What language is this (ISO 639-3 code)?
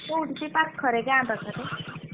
ori